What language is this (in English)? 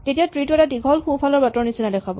Assamese